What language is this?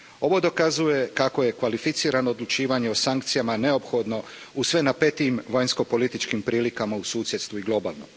Croatian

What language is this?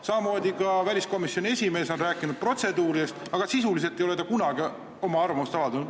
Estonian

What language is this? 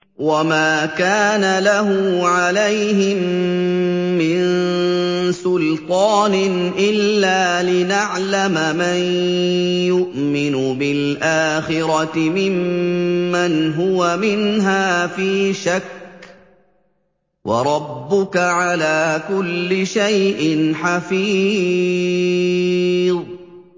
Arabic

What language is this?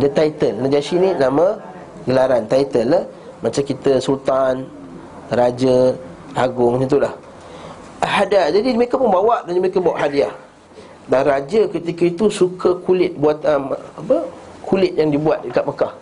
Malay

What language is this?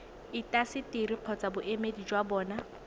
Tswana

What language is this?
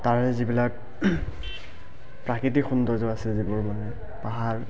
Assamese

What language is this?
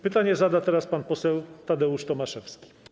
Polish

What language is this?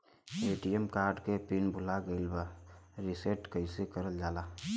Bhojpuri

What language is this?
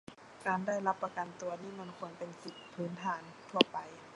Thai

